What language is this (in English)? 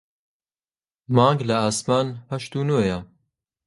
Central Kurdish